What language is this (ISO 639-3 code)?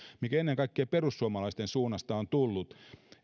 fin